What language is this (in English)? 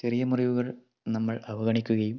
Malayalam